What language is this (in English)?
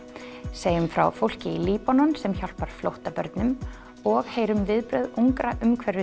Icelandic